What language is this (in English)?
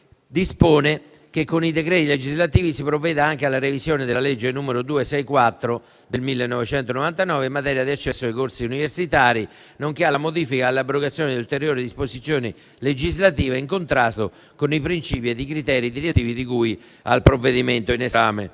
Italian